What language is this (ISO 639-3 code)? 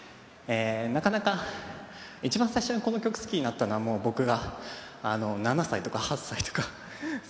jpn